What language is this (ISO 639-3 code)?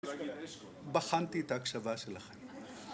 heb